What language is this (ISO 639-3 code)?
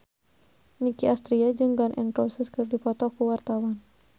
sun